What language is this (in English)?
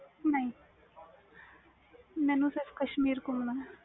Punjabi